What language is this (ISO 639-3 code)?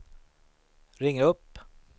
swe